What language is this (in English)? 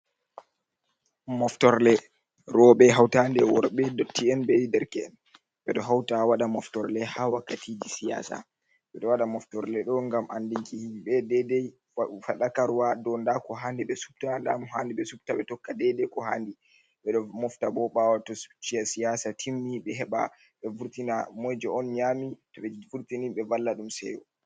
Fula